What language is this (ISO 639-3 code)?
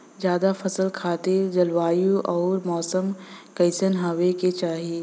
bho